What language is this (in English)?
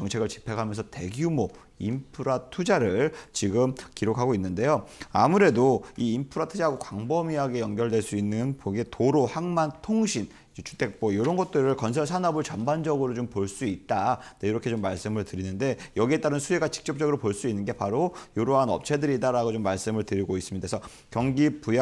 Korean